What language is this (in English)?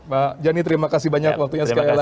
Indonesian